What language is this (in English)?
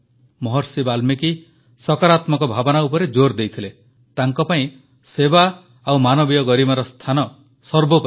Odia